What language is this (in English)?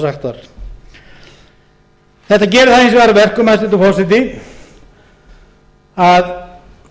Icelandic